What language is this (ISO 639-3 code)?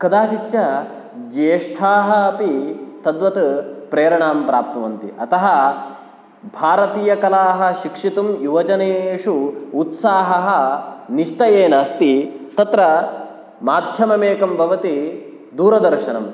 san